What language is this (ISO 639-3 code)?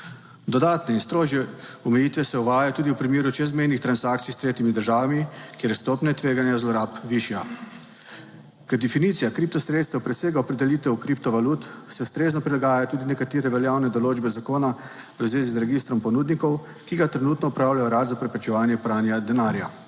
slv